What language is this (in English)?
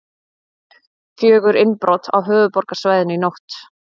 Icelandic